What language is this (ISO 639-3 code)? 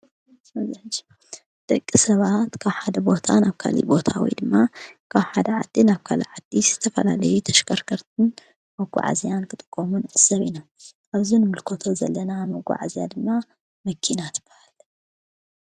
tir